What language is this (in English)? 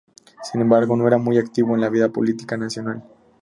Spanish